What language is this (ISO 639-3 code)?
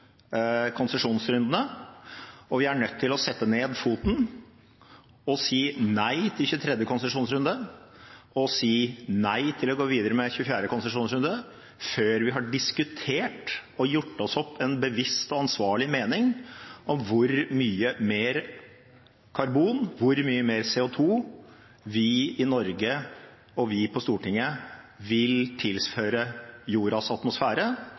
nob